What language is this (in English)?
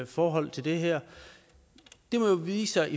Danish